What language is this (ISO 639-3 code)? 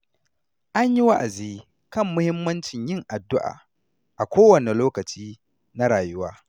hau